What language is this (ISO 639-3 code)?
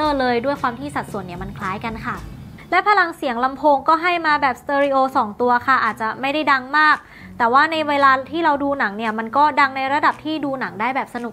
tha